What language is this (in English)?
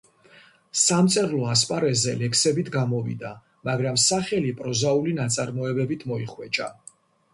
Georgian